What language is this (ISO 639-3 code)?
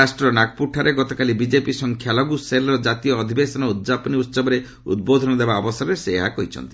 ori